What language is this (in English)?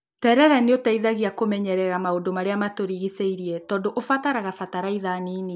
Kikuyu